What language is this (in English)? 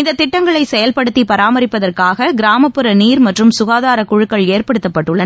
Tamil